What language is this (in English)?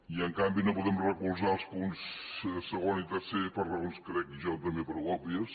Catalan